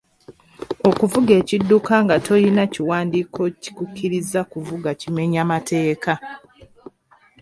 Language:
Ganda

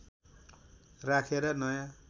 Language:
Nepali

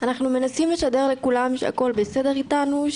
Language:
Hebrew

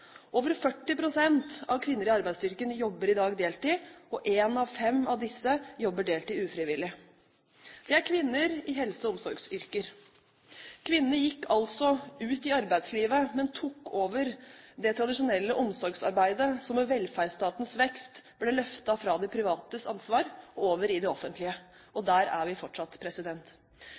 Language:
Norwegian Bokmål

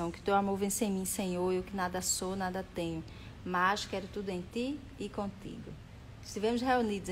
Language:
Portuguese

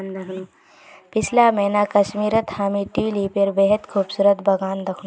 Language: Magahi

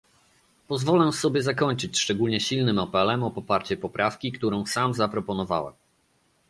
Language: Polish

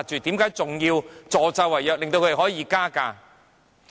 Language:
Cantonese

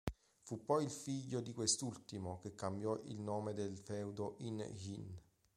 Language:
Italian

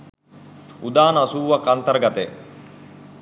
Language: Sinhala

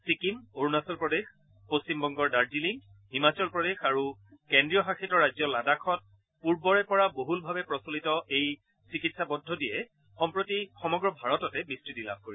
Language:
Assamese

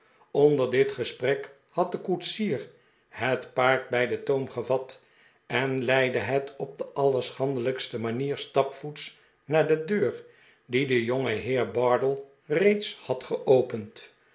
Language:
Dutch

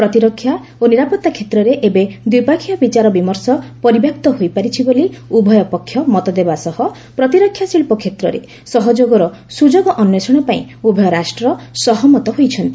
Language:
Odia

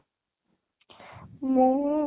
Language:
Odia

